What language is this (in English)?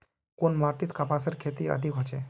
Magahi